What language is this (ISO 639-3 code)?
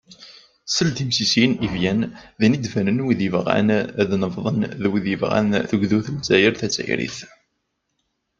kab